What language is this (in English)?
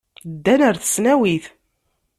Kabyle